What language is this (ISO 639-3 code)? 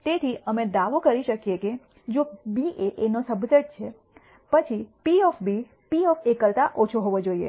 guj